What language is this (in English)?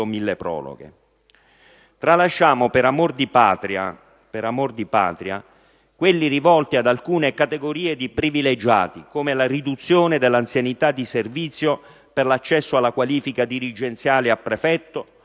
Italian